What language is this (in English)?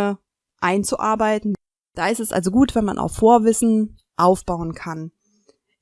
German